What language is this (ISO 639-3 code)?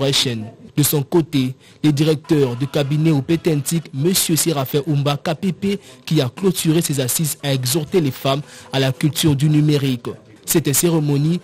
fra